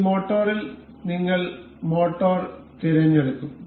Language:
Malayalam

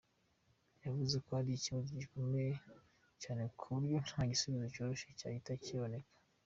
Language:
Kinyarwanda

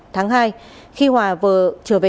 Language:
Vietnamese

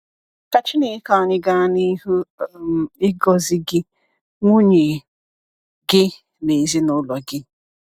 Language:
Igbo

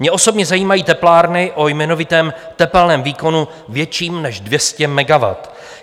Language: Czech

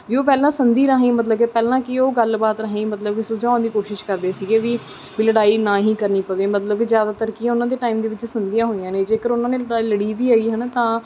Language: Punjabi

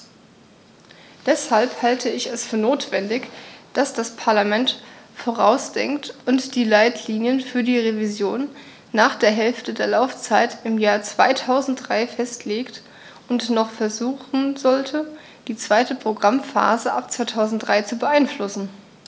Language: German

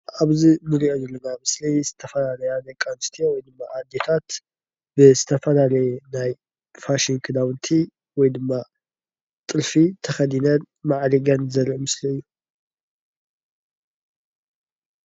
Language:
Tigrinya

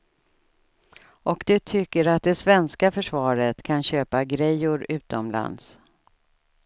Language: Swedish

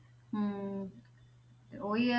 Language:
Punjabi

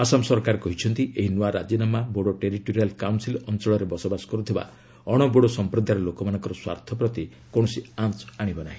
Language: Odia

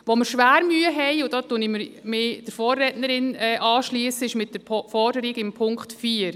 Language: Swiss German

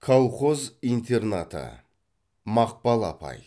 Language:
Kazakh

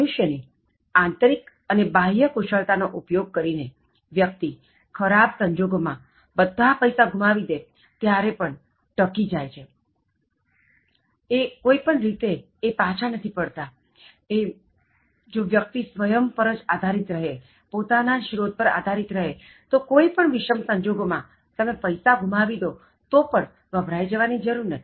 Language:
Gujarati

